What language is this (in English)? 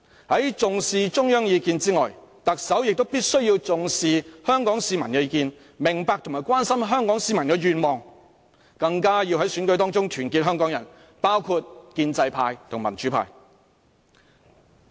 Cantonese